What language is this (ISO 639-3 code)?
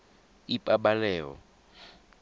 tsn